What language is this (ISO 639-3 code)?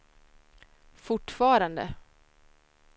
swe